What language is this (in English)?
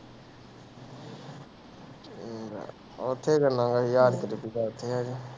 Punjabi